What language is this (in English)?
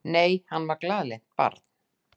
Icelandic